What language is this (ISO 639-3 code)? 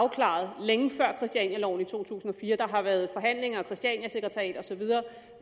dan